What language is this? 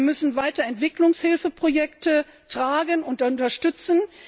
German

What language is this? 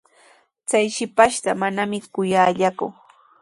Sihuas Ancash Quechua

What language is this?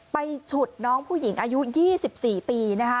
Thai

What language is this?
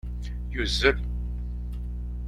Kabyle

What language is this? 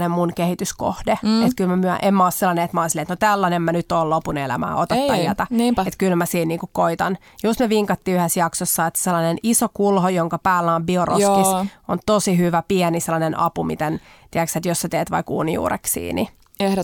Finnish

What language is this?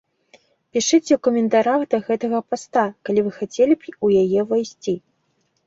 Belarusian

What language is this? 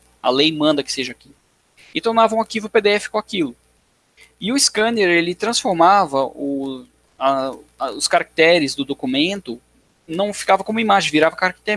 Portuguese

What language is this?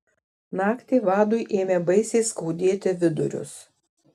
Lithuanian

